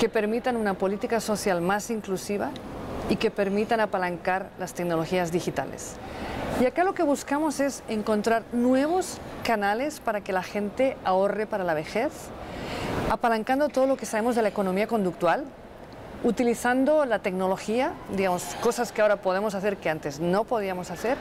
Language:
Spanish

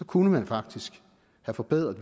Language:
Danish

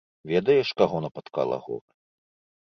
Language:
Belarusian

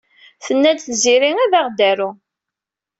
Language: Kabyle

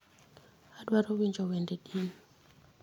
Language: Luo (Kenya and Tanzania)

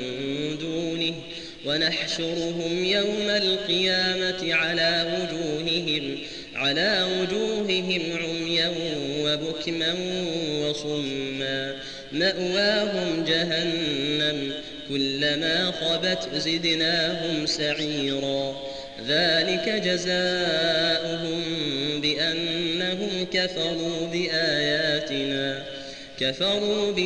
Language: Arabic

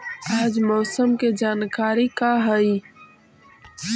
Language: Magahi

